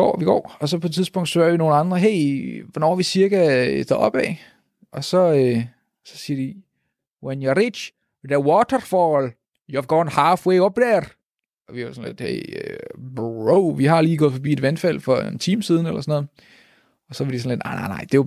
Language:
Danish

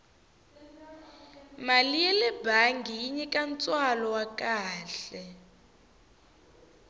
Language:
Tsonga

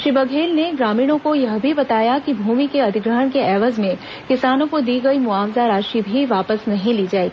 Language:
Hindi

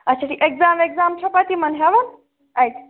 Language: Kashmiri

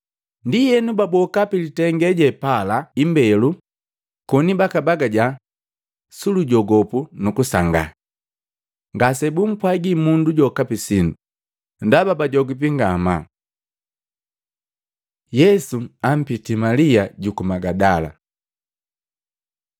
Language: Matengo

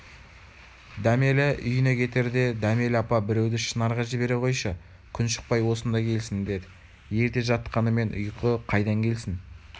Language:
Kazakh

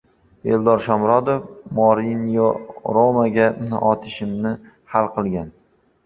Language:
Uzbek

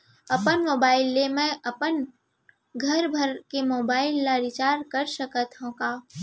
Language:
Chhattisgarhi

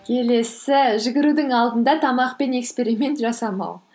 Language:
Kazakh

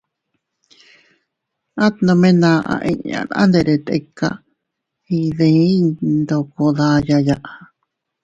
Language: Teutila Cuicatec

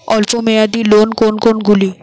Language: Bangla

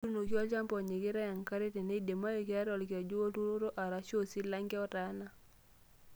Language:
Masai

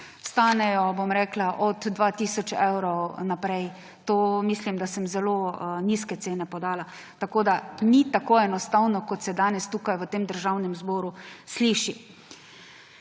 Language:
Slovenian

